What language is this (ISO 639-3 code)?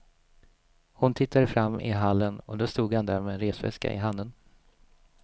swe